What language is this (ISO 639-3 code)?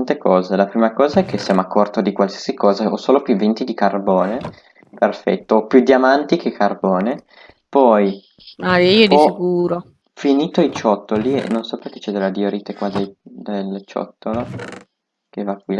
ita